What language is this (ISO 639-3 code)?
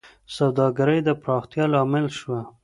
pus